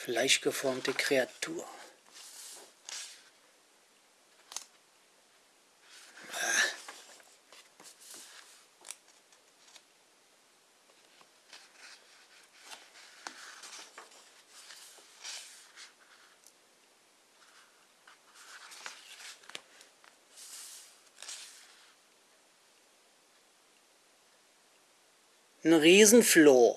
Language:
German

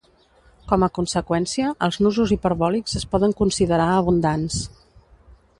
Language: Catalan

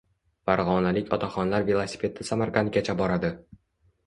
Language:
Uzbek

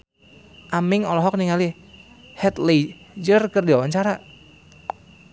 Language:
Sundanese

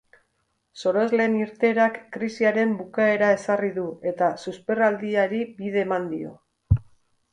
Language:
Basque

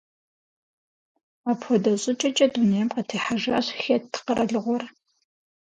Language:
Kabardian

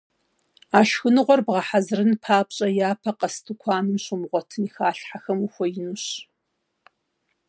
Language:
Kabardian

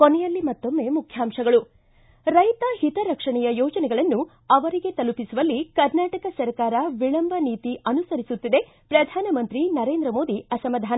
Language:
Kannada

